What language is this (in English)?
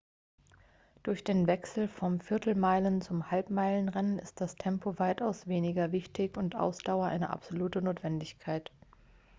German